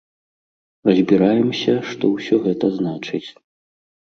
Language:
Belarusian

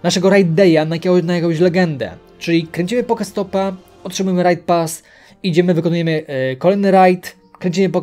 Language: Polish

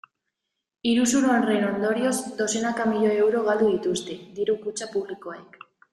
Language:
Basque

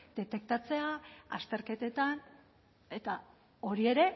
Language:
Basque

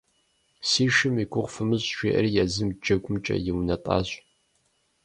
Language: Kabardian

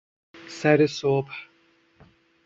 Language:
Persian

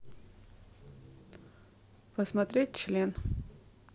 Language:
Russian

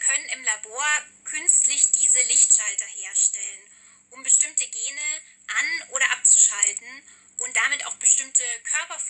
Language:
German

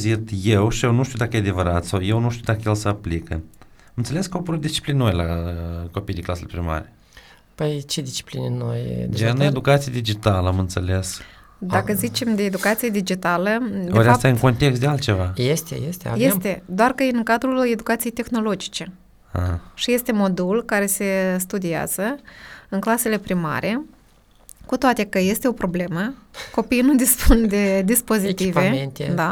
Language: Romanian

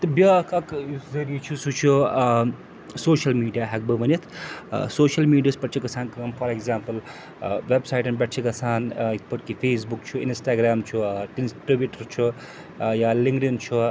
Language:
Kashmiri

